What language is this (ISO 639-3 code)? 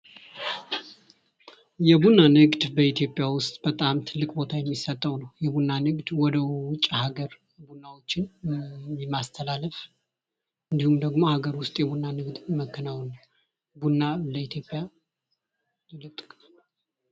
amh